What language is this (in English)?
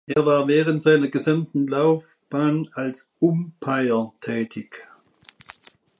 German